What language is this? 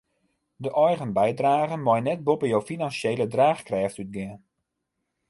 Western Frisian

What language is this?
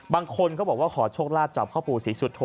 Thai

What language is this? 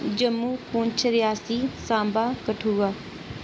Dogri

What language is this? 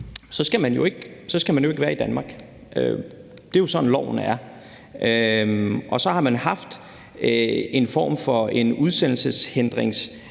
Danish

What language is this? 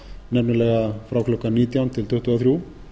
Icelandic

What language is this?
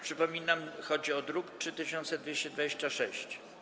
Polish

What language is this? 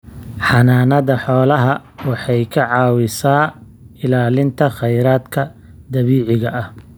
Somali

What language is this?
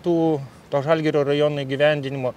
Lithuanian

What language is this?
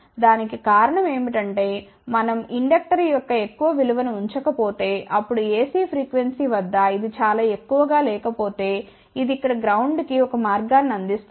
Telugu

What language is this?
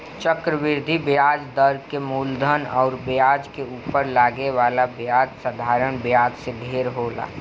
Bhojpuri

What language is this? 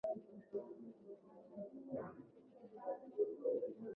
Swahili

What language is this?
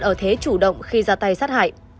Vietnamese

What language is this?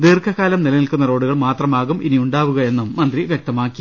Malayalam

